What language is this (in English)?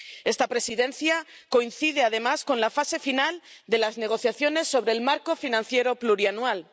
Spanish